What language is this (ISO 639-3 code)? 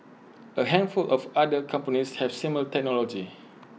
eng